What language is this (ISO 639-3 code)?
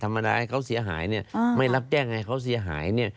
tha